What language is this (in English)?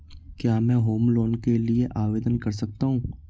Hindi